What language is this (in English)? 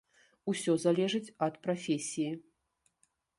Belarusian